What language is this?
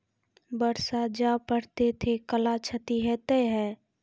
Maithili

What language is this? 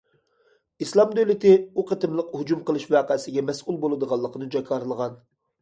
Uyghur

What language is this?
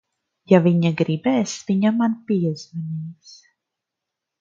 Latvian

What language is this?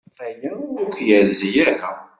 Kabyle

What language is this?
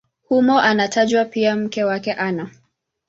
Swahili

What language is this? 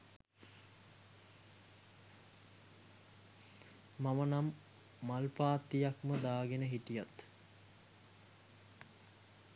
Sinhala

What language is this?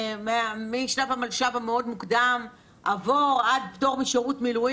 Hebrew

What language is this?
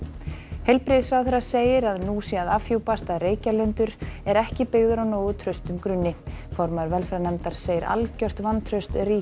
Icelandic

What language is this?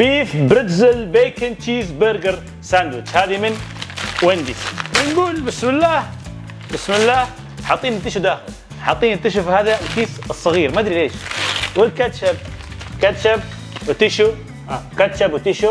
Arabic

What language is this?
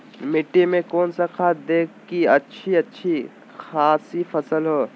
Magahi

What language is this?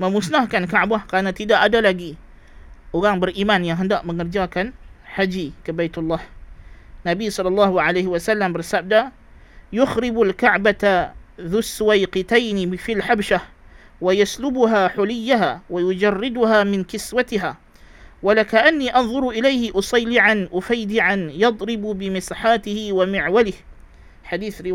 Malay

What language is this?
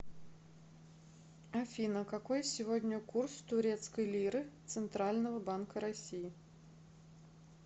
Russian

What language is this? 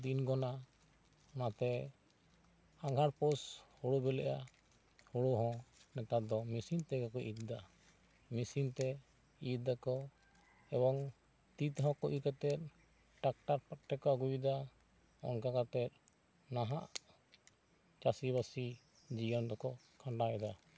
Santali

